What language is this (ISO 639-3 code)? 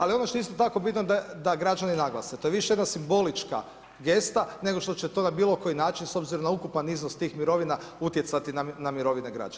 hrv